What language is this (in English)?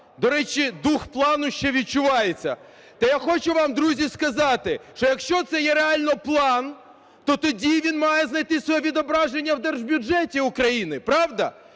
Ukrainian